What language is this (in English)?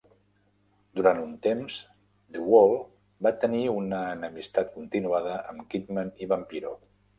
Catalan